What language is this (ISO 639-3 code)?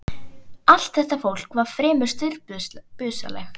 isl